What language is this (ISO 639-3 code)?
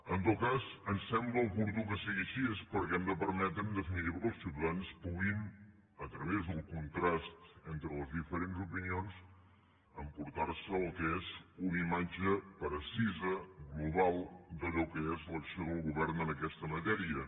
cat